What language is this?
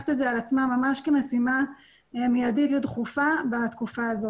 Hebrew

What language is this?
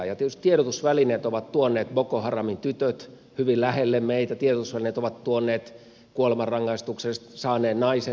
Finnish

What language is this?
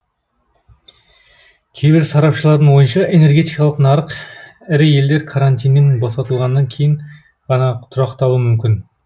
Kazakh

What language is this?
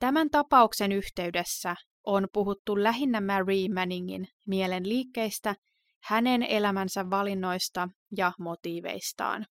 Finnish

